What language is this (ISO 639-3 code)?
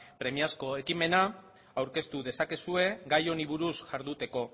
eus